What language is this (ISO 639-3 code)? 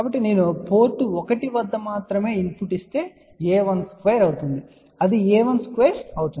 tel